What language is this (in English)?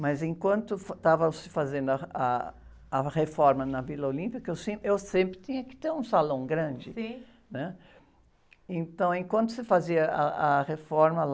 Portuguese